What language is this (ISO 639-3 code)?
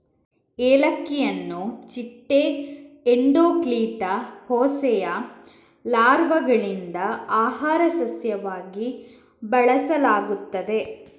kan